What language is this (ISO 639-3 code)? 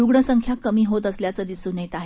mar